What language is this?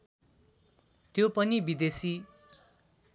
Nepali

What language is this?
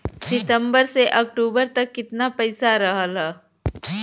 Bhojpuri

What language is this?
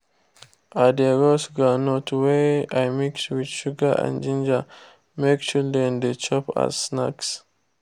Nigerian Pidgin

